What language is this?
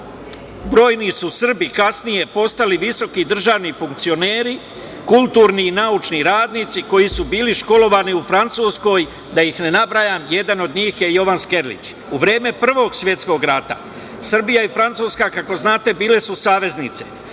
Serbian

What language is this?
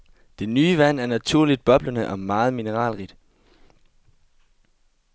Danish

